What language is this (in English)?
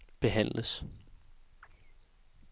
Danish